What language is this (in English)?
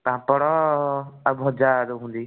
Odia